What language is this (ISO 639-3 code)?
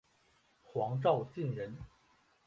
zho